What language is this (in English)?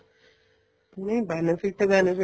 Punjabi